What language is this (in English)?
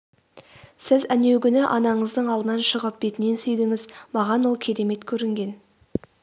Kazakh